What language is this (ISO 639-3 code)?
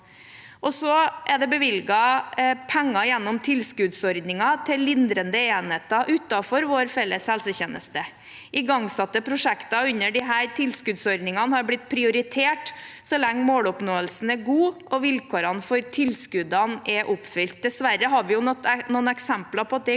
nor